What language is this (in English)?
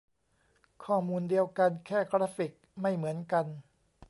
Thai